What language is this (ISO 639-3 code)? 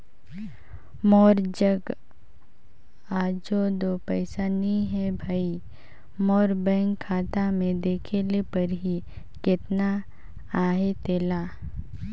hne